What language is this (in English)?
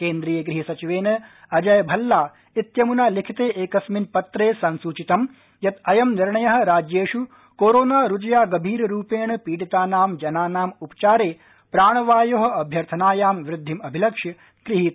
Sanskrit